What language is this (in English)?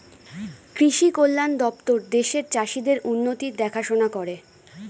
Bangla